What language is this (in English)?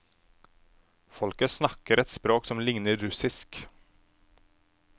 Norwegian